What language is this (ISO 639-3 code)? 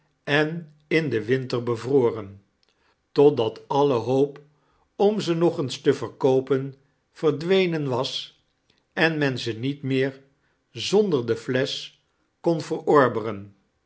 nld